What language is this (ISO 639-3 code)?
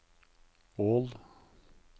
nor